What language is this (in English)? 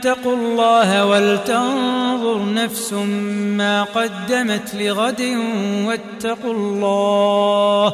Arabic